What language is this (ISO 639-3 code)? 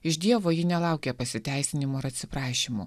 lit